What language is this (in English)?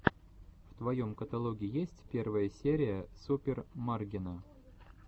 Russian